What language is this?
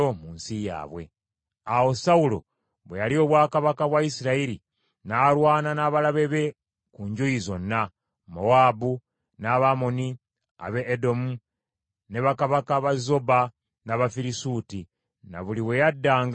Ganda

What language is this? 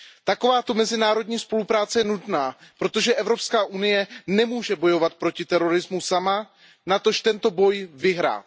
Czech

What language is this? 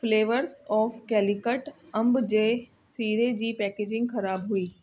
Sindhi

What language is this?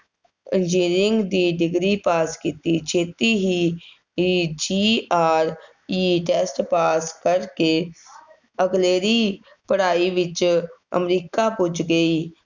Punjabi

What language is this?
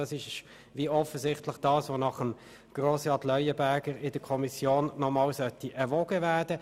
Swiss German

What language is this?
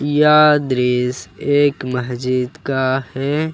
Hindi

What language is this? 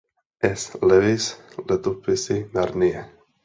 Czech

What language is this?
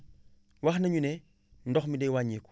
Wolof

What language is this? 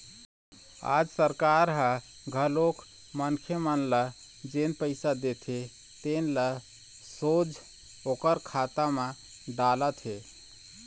Chhattisgarhi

